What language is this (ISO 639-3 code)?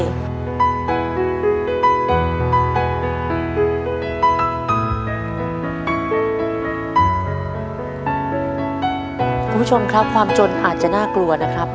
tha